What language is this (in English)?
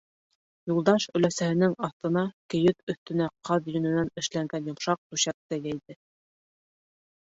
Bashkir